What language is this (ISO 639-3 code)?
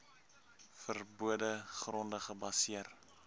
afr